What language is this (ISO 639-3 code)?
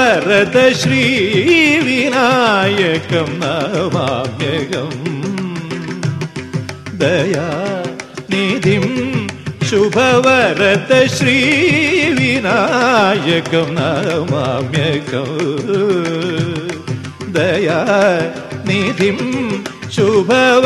kan